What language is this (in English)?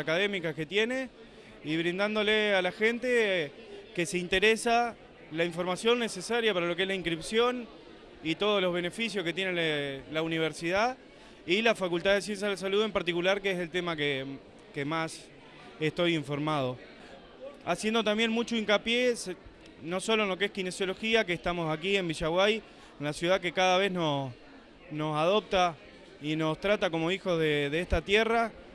Spanish